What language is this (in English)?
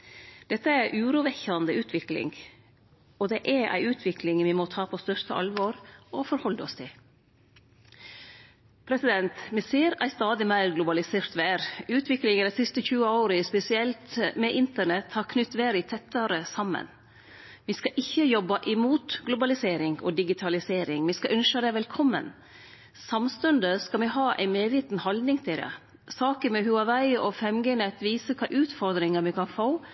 Norwegian Nynorsk